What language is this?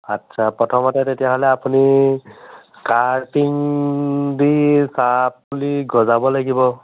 Assamese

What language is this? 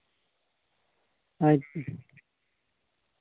Santali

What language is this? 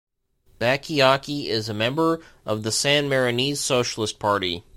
English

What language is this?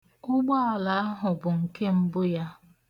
Igbo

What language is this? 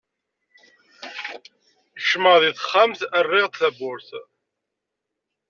Kabyle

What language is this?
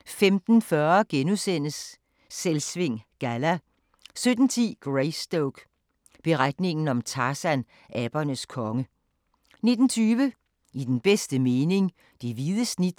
Danish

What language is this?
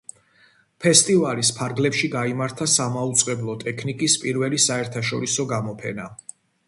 Georgian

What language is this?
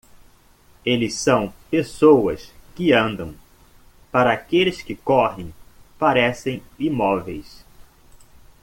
Portuguese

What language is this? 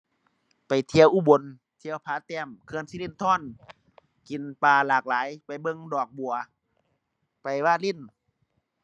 Thai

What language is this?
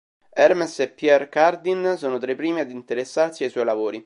Italian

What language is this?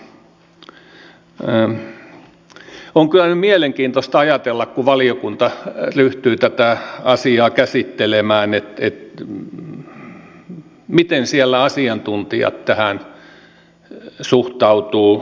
Finnish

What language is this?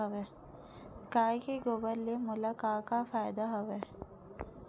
Chhattisgarhi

